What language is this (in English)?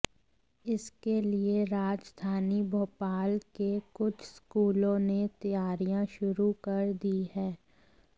Hindi